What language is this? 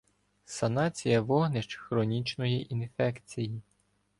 Ukrainian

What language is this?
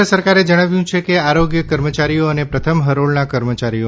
Gujarati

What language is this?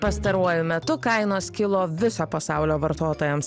Lithuanian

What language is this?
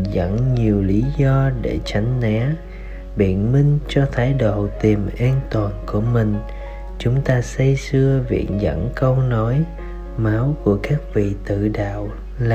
Vietnamese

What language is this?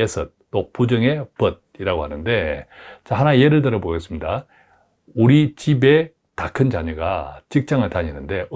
Korean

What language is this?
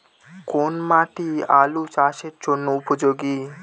Bangla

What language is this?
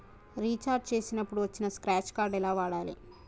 Telugu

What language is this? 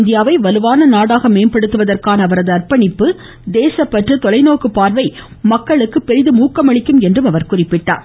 Tamil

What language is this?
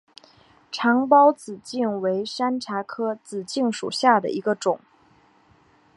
Chinese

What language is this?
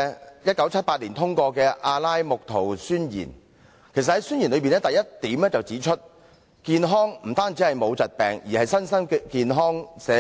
Cantonese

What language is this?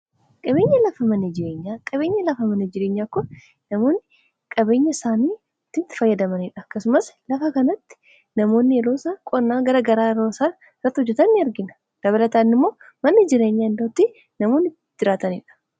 Oromo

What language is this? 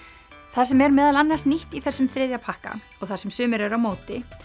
Icelandic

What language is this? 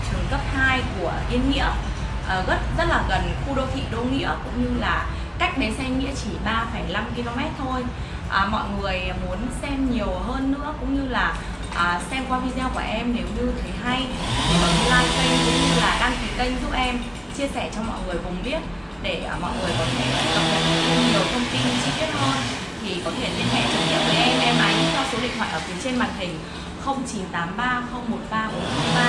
Vietnamese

